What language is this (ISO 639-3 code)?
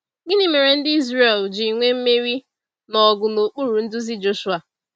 ibo